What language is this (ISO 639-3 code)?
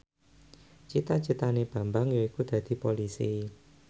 jav